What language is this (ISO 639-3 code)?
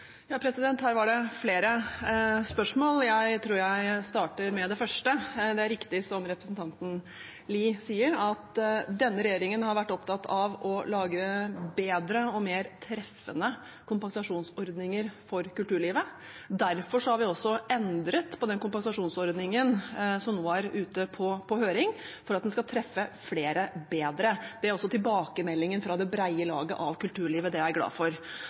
nob